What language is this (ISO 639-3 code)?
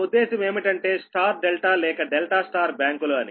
tel